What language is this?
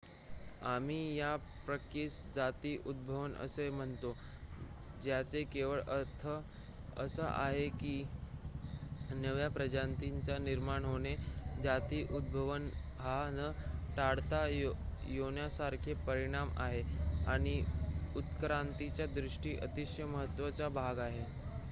Marathi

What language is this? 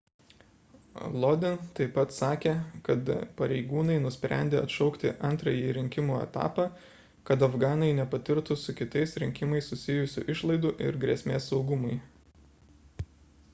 Lithuanian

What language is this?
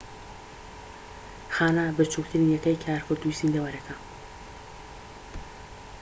Central Kurdish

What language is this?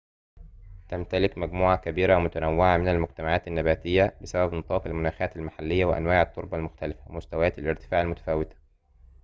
Arabic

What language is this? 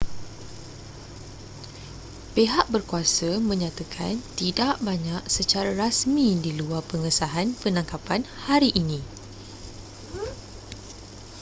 Malay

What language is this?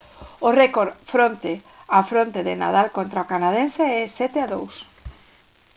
Galician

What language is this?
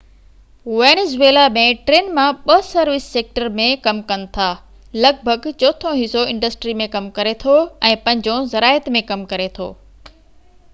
Sindhi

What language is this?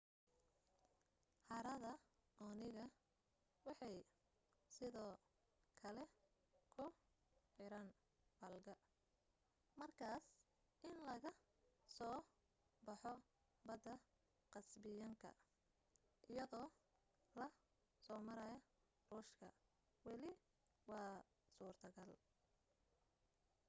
Somali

